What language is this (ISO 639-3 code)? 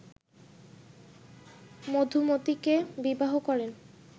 ben